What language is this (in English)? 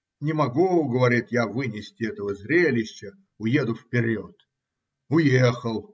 Russian